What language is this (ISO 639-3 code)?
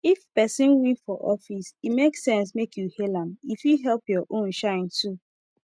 pcm